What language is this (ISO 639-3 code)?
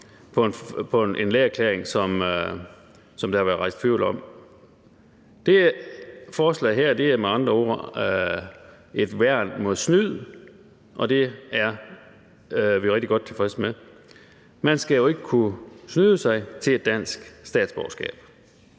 dan